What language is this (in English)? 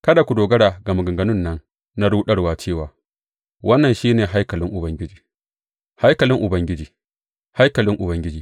Hausa